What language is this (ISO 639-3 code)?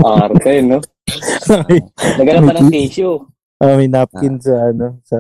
fil